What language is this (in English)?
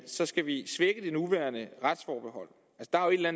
Danish